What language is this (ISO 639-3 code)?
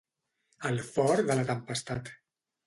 cat